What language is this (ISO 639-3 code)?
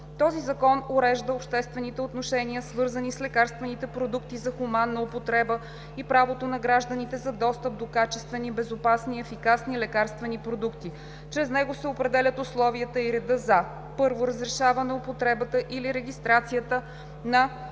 bul